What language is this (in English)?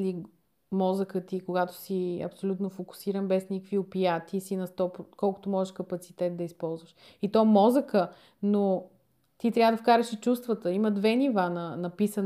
Bulgarian